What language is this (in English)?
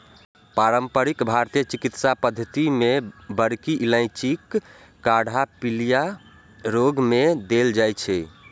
Maithili